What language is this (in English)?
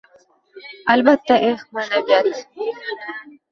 Uzbek